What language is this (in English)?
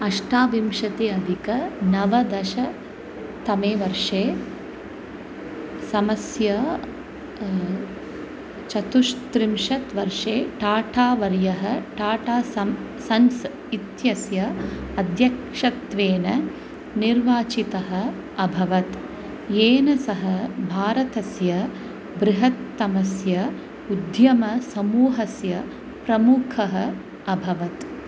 Sanskrit